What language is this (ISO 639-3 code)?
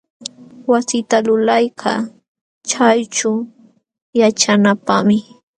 qxw